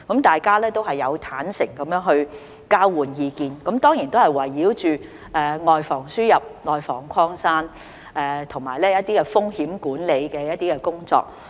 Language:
Cantonese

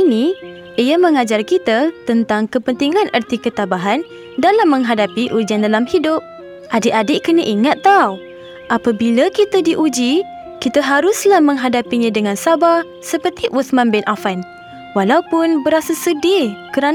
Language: Malay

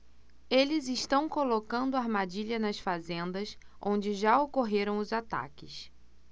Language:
Portuguese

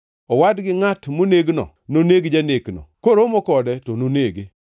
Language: Luo (Kenya and Tanzania)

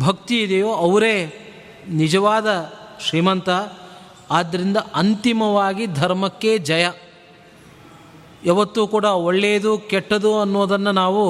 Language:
Kannada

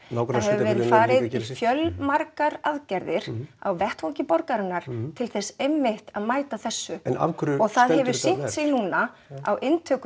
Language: Icelandic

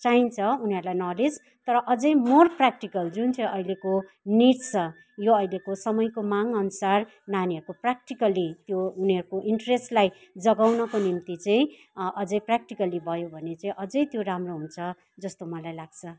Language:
Nepali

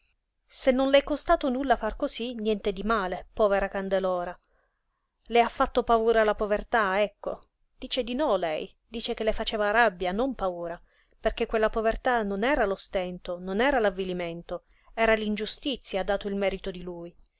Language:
Italian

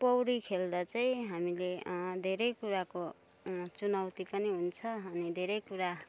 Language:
Nepali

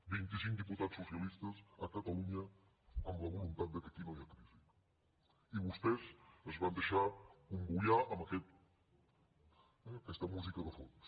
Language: Catalan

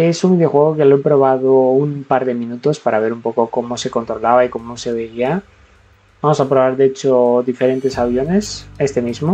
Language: Spanish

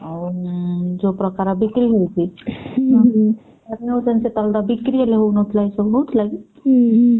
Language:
Odia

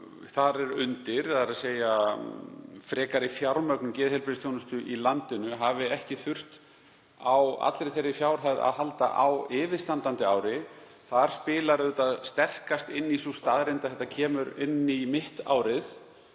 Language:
Icelandic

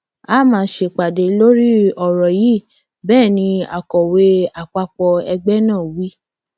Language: Yoruba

